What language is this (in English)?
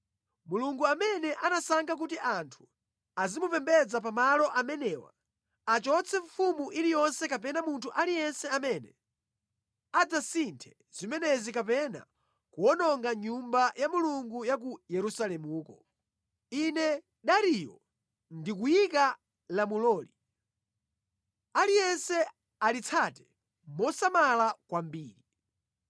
Nyanja